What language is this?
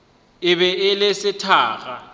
Northern Sotho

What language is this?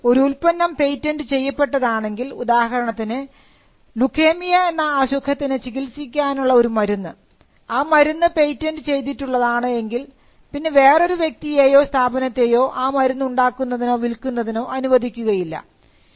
Malayalam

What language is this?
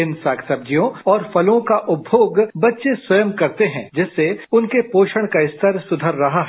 Hindi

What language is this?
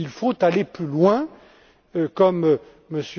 French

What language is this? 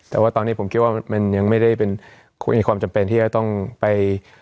Thai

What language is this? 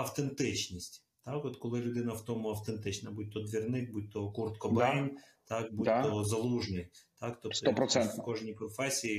Ukrainian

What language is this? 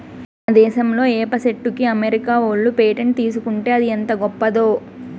Telugu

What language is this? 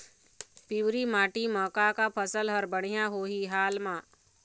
Chhattisgarhi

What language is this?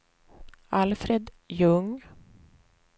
Swedish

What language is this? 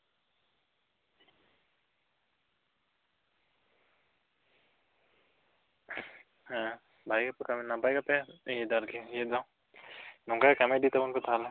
Santali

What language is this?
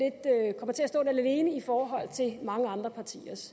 Danish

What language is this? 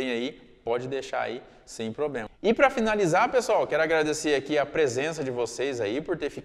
Portuguese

